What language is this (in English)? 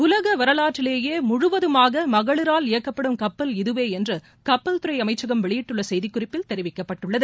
Tamil